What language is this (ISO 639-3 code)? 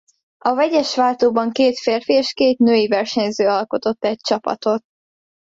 hun